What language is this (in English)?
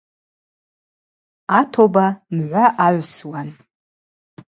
Abaza